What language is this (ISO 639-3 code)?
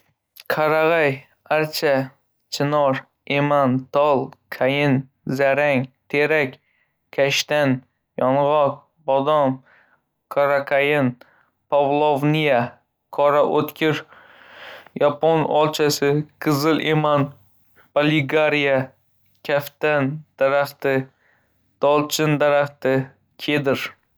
uzb